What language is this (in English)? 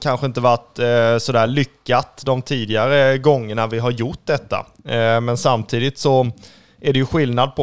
Swedish